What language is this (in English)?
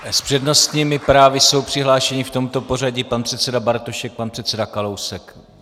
Czech